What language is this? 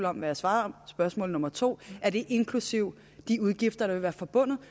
Danish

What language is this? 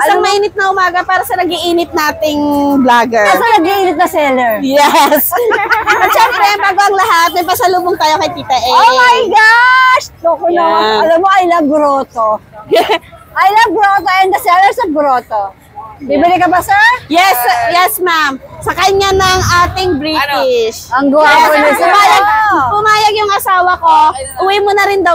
Filipino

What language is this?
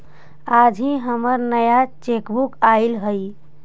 Magahi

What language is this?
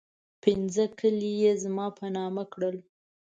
Pashto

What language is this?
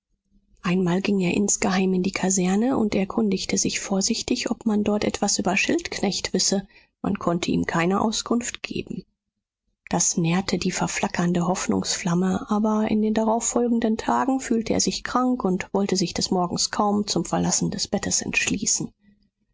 German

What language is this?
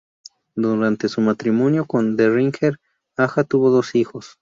Spanish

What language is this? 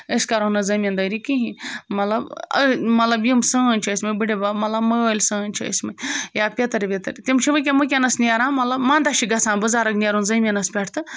Kashmiri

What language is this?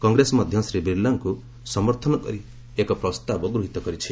Odia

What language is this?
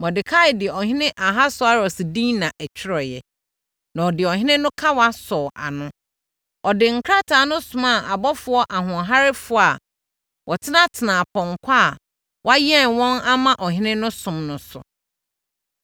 Akan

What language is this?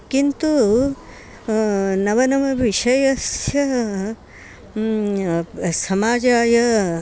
Sanskrit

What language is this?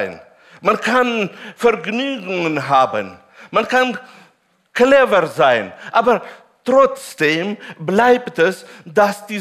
German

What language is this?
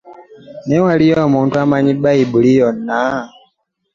Ganda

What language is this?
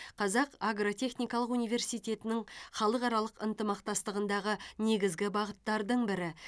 Kazakh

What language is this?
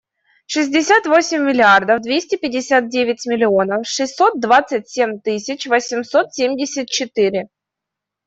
Russian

